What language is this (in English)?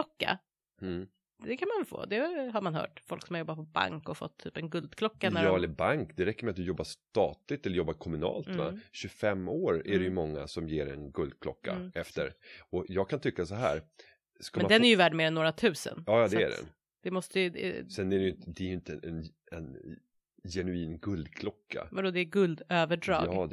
Swedish